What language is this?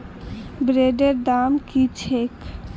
Magahi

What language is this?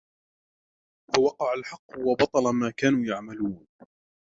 Arabic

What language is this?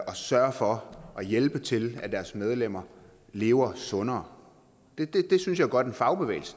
Danish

